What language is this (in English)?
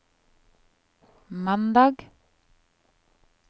Norwegian